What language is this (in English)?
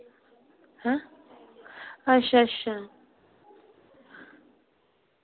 Dogri